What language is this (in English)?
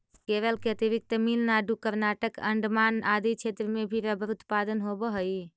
Magahi